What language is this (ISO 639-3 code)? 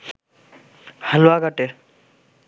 ben